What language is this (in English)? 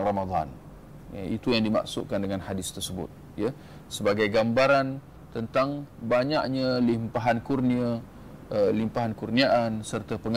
Malay